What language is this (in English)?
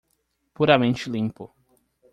Portuguese